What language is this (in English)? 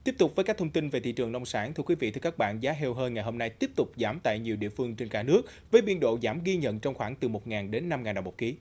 Vietnamese